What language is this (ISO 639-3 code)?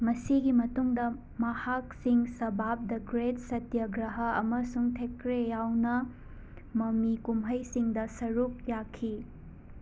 mni